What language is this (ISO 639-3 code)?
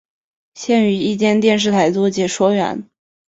zho